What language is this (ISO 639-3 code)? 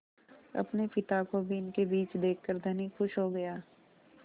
hin